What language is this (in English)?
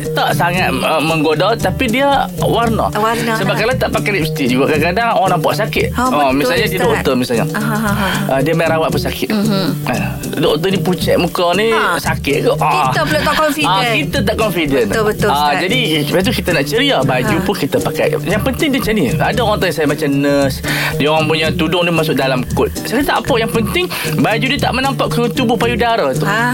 Malay